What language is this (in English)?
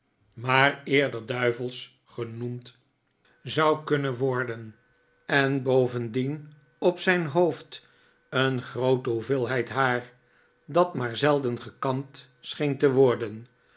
Dutch